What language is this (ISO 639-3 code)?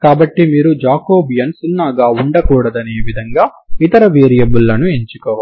tel